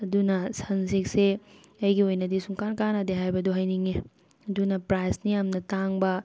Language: Manipuri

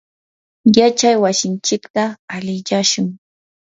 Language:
Yanahuanca Pasco Quechua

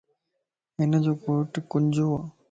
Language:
Lasi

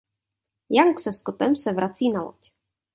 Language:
Czech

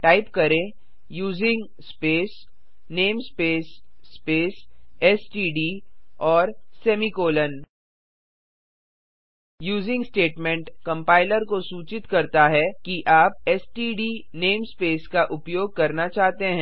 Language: Hindi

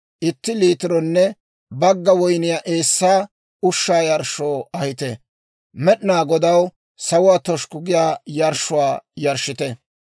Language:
Dawro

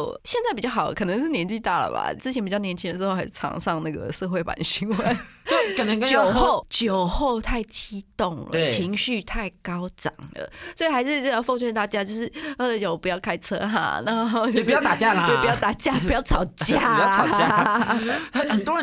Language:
Chinese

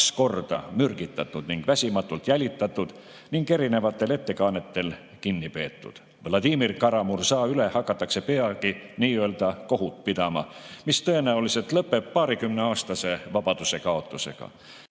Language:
Estonian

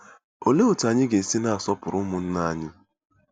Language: Igbo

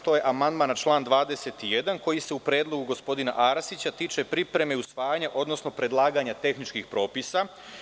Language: Serbian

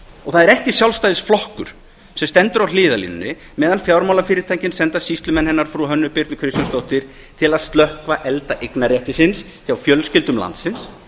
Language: Icelandic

